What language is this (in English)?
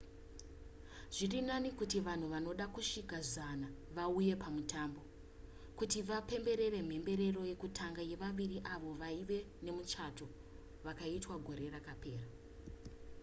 Shona